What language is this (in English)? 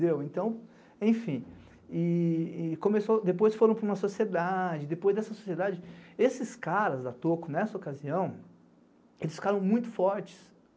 Portuguese